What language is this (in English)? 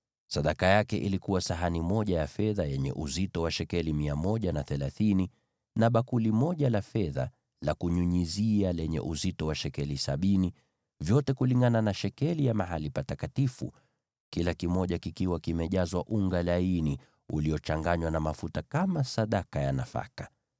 Swahili